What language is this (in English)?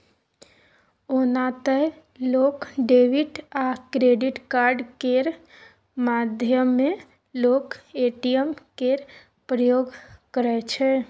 Maithili